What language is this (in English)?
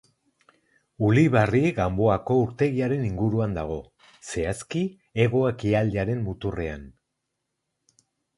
Basque